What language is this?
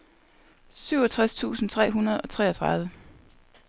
Danish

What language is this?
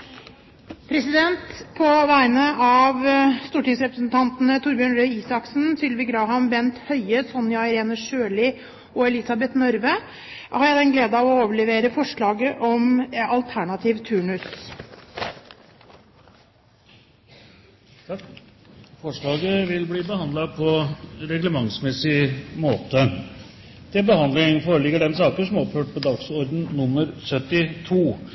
Norwegian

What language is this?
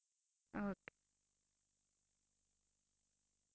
Punjabi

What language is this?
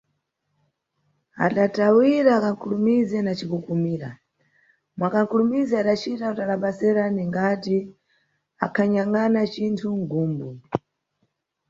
Nyungwe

